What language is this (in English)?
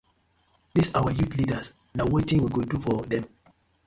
Nigerian Pidgin